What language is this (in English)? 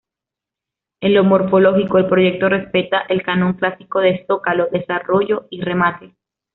Spanish